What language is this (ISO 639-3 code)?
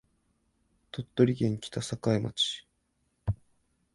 jpn